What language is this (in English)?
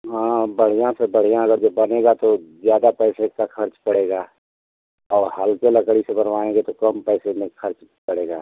Hindi